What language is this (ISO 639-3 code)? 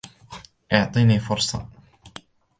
ara